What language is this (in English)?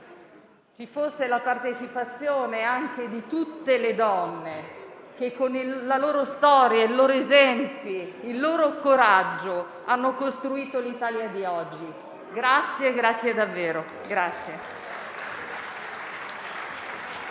Italian